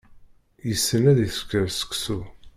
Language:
Kabyle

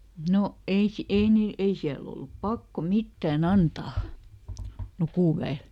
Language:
Finnish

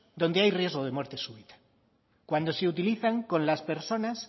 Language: Spanish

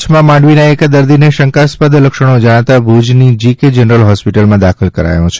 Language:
Gujarati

